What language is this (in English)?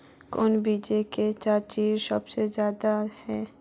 Magahi